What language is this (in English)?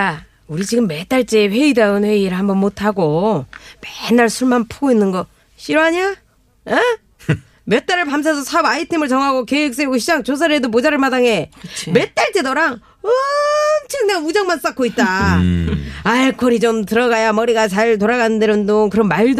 Korean